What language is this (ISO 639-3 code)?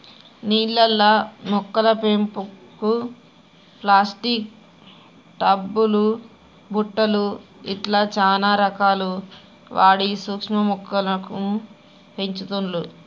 tel